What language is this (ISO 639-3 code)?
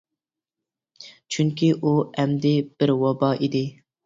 uig